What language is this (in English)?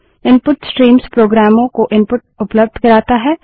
Hindi